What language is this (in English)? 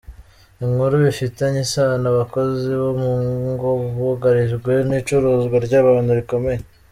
Kinyarwanda